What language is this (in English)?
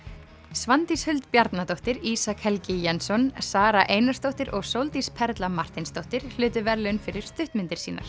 Icelandic